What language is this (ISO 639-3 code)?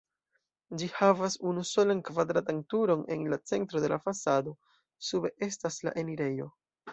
epo